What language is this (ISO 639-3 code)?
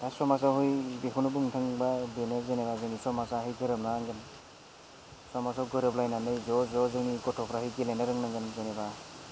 brx